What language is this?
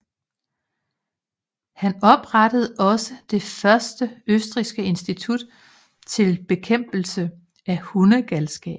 Danish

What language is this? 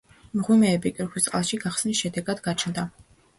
Georgian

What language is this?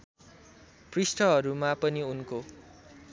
Nepali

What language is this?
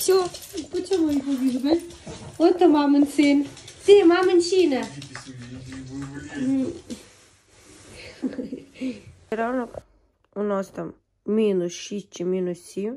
Ukrainian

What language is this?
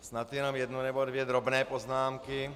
Czech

